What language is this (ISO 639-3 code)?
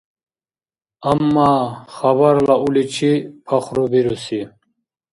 dar